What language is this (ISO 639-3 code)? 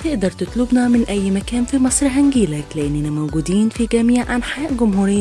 ara